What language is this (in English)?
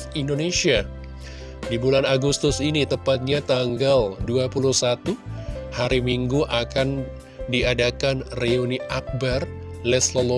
Indonesian